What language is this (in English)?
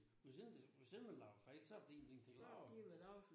Danish